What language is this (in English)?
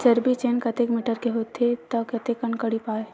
Chhattisgarhi